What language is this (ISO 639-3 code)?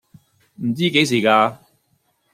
yue